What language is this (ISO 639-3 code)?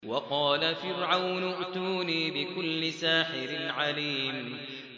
ara